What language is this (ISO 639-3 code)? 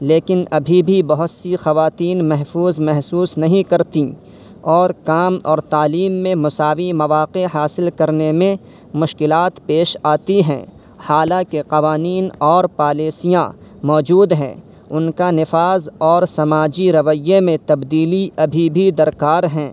urd